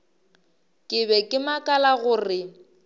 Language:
Northern Sotho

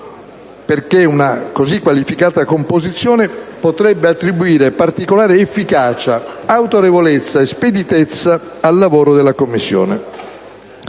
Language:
Italian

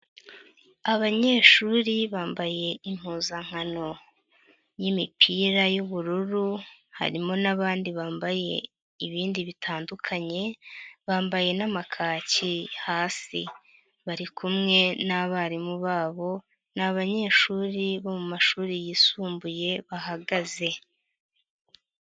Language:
Kinyarwanda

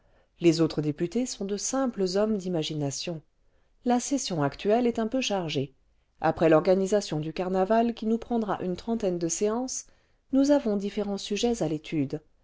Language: French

